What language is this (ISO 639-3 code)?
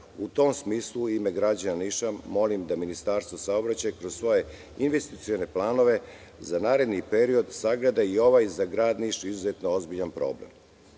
srp